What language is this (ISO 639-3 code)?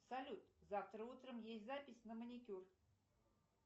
rus